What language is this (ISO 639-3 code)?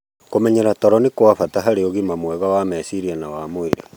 kik